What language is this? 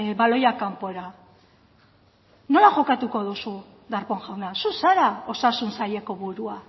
Basque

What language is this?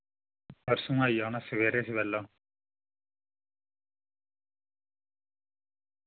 Dogri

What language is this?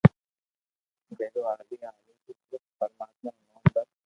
Loarki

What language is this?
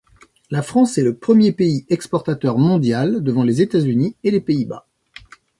French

